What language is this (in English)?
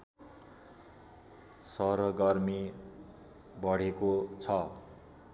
Nepali